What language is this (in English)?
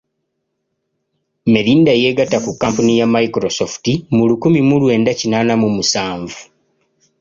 Ganda